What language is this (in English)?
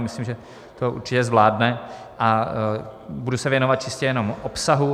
Czech